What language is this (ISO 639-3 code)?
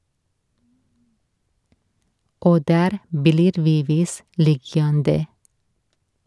nor